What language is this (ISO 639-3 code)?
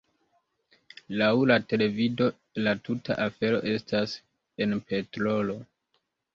epo